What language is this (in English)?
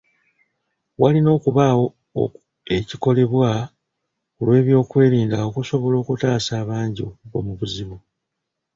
Ganda